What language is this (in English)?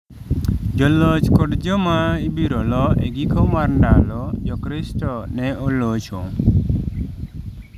Luo (Kenya and Tanzania)